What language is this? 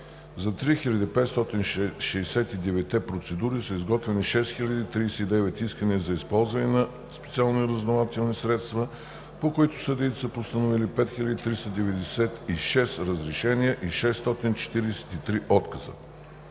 Bulgarian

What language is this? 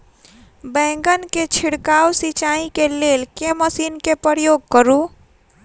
Maithili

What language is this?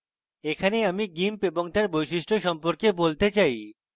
Bangla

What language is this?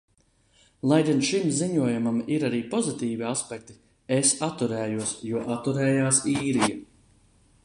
Latvian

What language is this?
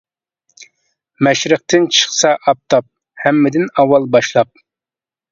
Uyghur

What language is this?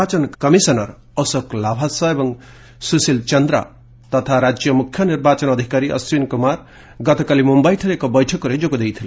Odia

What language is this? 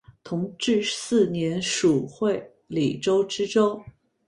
Chinese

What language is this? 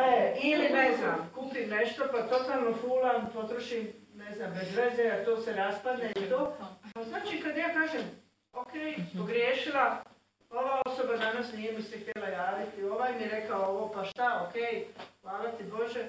Croatian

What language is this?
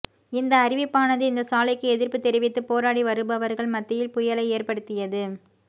Tamil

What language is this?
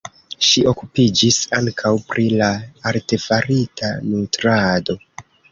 Esperanto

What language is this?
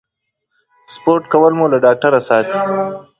Pashto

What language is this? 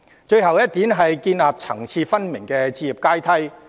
Cantonese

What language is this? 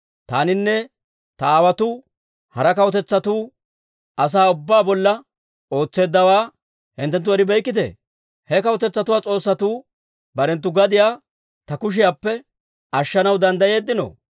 Dawro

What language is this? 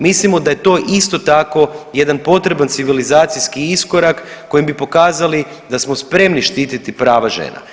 Croatian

